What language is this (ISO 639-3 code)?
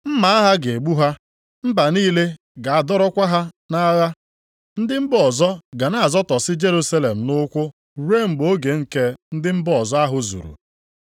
ibo